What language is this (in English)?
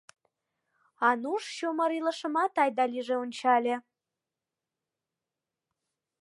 Mari